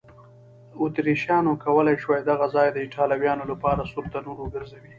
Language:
Pashto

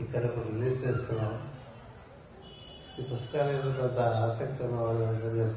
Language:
Telugu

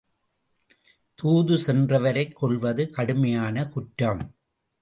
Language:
Tamil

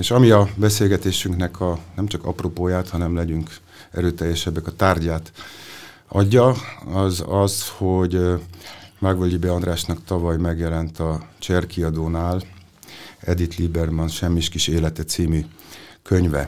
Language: Hungarian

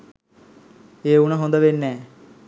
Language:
Sinhala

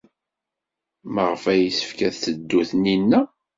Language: Kabyle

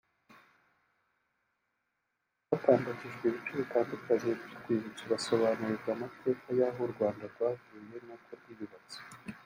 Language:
Kinyarwanda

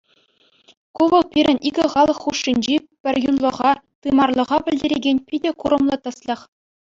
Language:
Chuvash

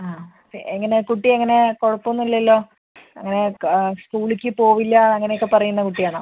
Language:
Malayalam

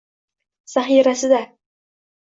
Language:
Uzbek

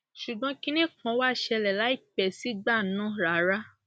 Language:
Yoruba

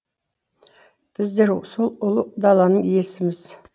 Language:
Kazakh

